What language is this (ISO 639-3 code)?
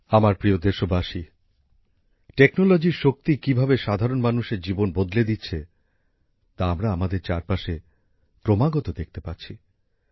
ben